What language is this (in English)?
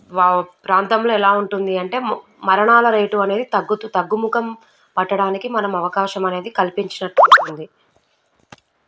Telugu